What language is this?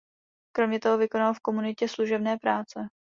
Czech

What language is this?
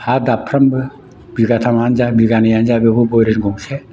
Bodo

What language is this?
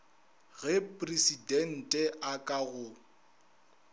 Northern Sotho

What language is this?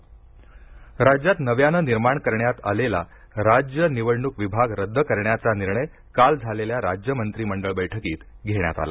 Marathi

